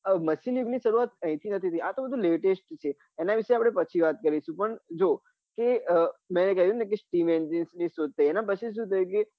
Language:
Gujarati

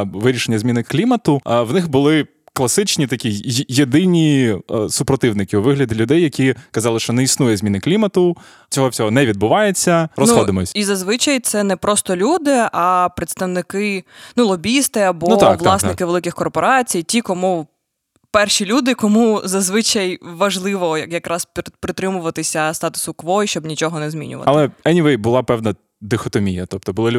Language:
Ukrainian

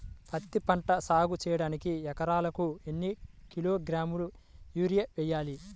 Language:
Telugu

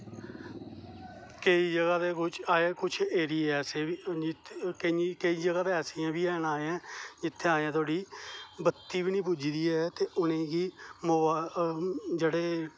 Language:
Dogri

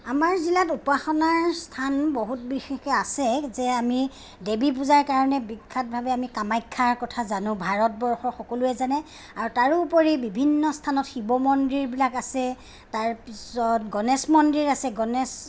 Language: Assamese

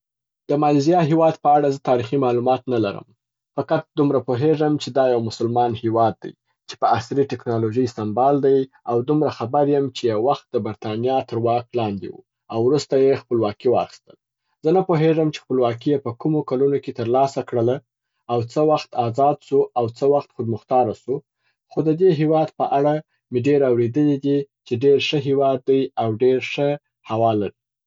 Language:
Southern Pashto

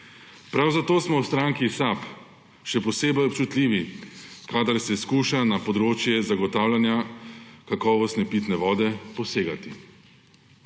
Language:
Slovenian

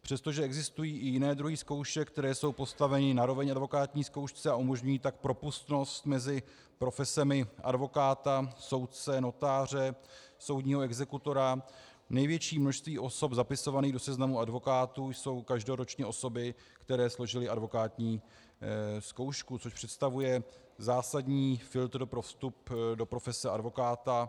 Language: Czech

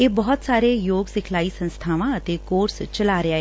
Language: Punjabi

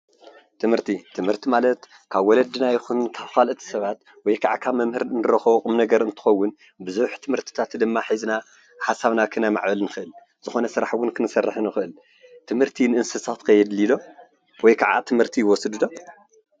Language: Tigrinya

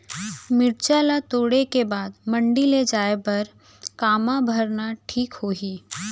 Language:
Chhattisgarhi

